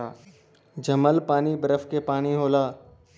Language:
Bhojpuri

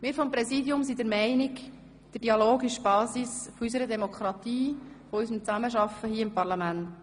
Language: Swiss German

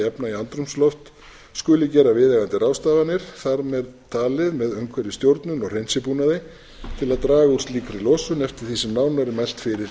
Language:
Icelandic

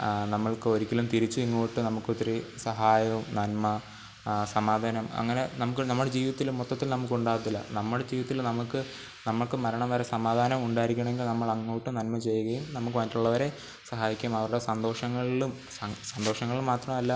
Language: Malayalam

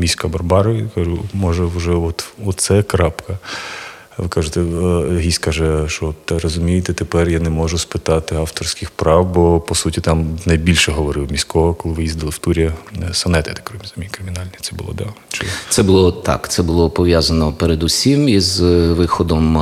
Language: Ukrainian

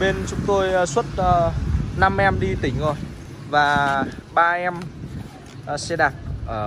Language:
Vietnamese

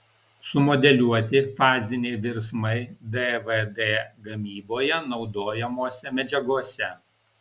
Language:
Lithuanian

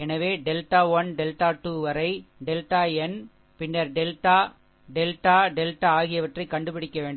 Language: Tamil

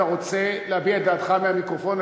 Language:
Hebrew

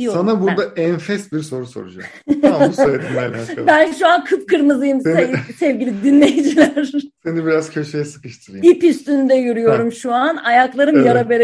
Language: Turkish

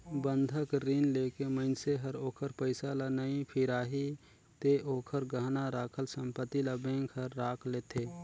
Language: Chhattisgarhi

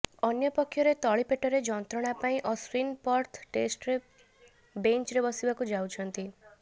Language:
Odia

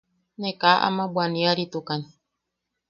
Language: Yaqui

